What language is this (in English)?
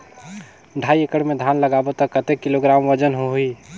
Chhattisgarhi